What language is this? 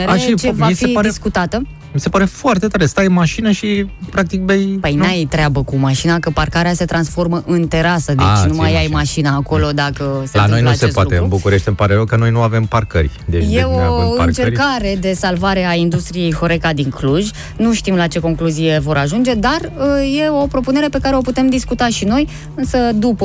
Romanian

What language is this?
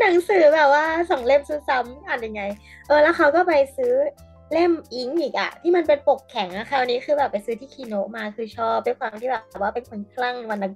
Thai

